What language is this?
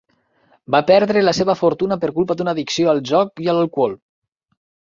Catalan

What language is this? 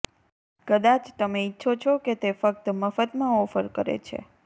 Gujarati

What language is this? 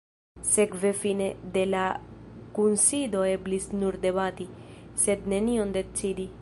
Esperanto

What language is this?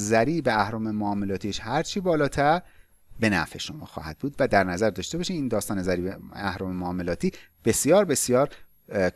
Persian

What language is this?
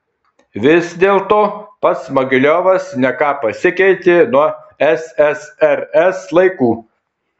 Lithuanian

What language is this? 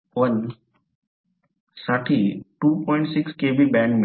Marathi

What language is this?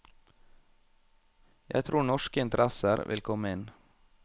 Norwegian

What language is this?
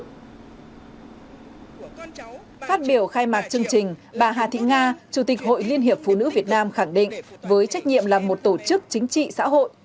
Vietnamese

